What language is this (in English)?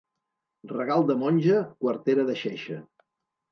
Catalan